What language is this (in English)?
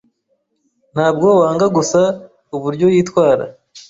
Kinyarwanda